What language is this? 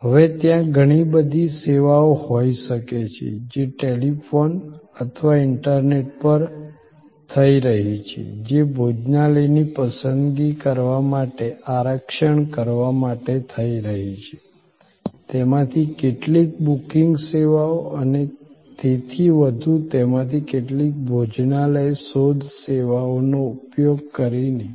Gujarati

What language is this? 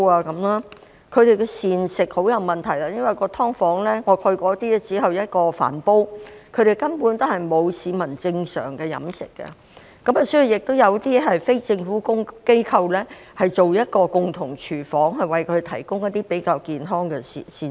Cantonese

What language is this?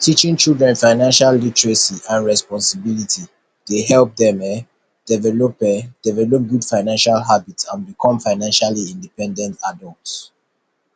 Nigerian Pidgin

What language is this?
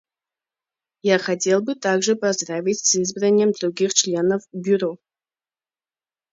Russian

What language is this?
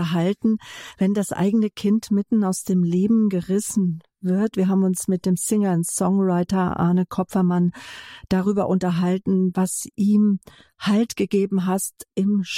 German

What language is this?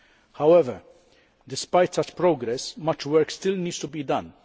English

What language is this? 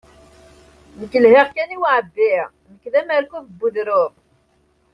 Kabyle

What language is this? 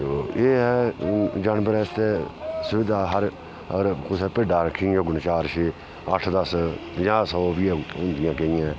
Dogri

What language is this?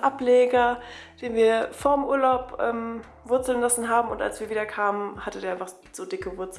German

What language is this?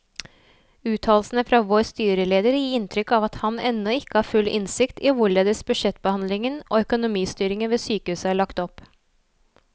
Norwegian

